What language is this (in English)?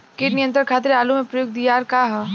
Bhojpuri